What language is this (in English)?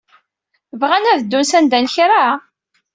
Kabyle